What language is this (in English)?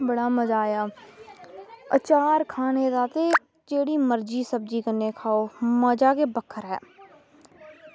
Dogri